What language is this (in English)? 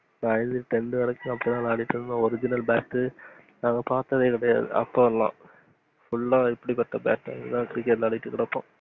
Tamil